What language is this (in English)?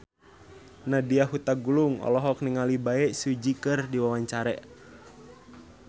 Sundanese